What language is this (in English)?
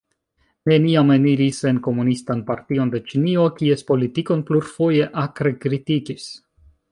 Esperanto